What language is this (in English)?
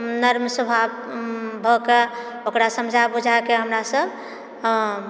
Maithili